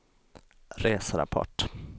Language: Swedish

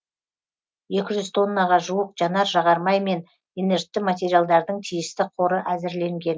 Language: Kazakh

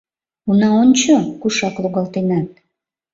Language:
Mari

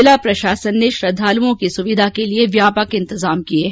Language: Hindi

